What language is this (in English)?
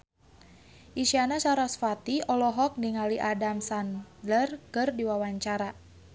Sundanese